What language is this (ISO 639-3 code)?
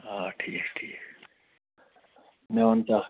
kas